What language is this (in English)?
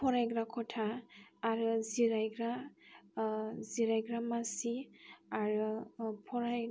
Bodo